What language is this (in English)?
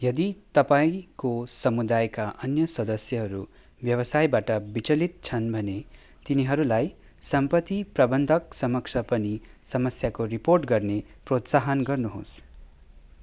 Nepali